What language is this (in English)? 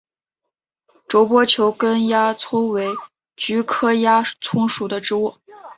Chinese